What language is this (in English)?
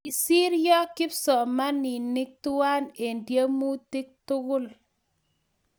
Kalenjin